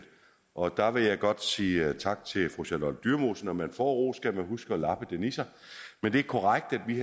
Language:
Danish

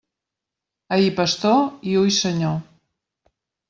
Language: Catalan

